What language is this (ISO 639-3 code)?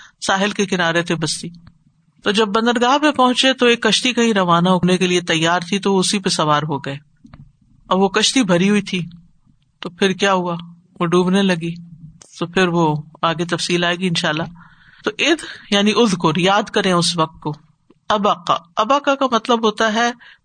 urd